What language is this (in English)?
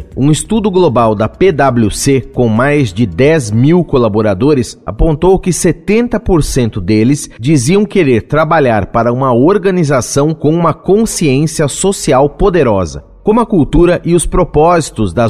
Portuguese